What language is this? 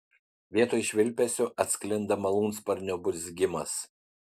Lithuanian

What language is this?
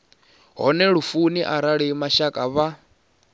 Venda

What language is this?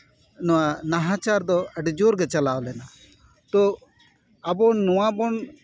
Santali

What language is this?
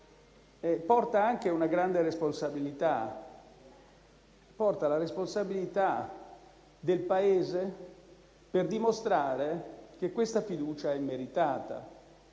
Italian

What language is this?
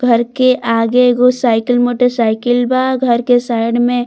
Bhojpuri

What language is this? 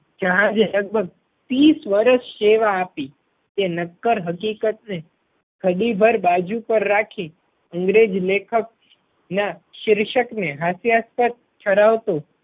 Gujarati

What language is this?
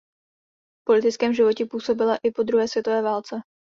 Czech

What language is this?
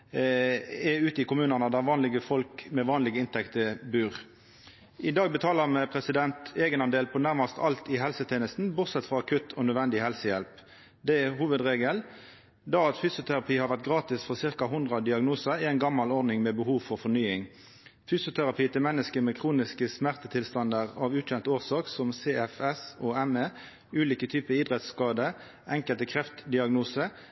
Norwegian Nynorsk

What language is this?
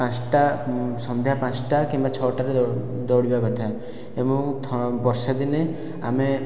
Odia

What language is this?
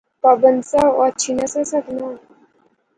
Pahari-Potwari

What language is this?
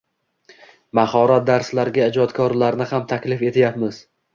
Uzbek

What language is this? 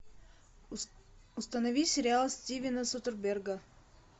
Russian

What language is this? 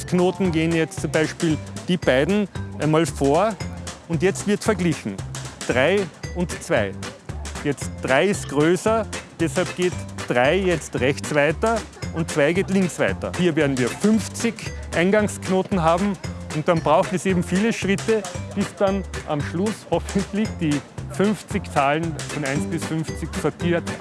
German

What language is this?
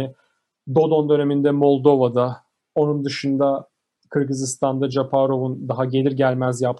Turkish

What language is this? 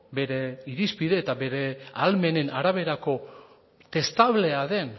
Basque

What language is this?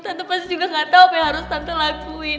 Indonesian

